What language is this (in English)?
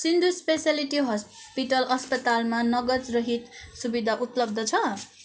Nepali